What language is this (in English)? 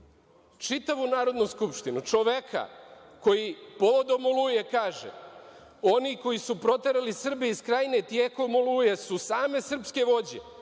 Serbian